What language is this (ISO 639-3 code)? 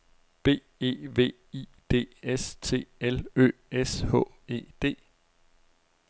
dan